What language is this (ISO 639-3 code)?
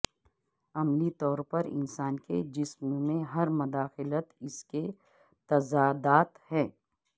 urd